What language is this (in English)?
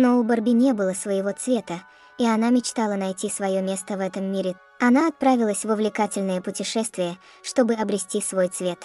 Russian